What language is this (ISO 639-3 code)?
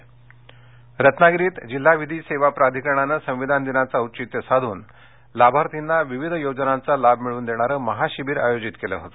mar